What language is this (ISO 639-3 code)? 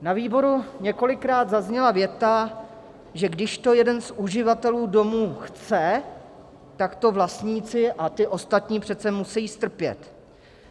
ces